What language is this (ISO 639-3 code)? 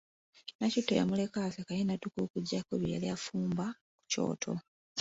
lug